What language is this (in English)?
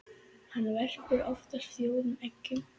Icelandic